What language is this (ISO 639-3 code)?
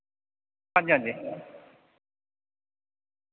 doi